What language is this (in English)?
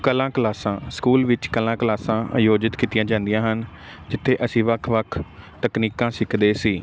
Punjabi